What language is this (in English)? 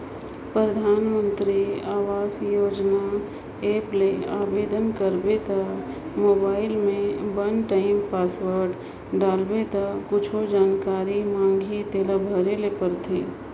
Chhattisgarhi